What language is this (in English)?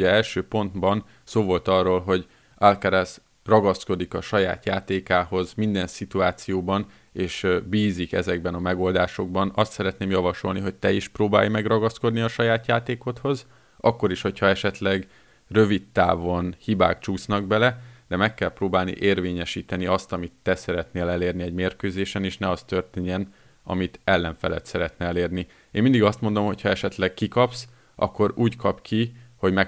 Hungarian